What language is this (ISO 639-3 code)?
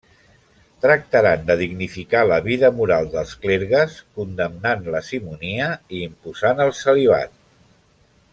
cat